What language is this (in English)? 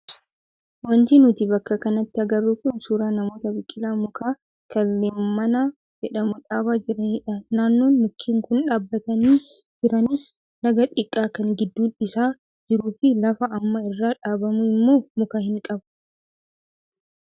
Oromo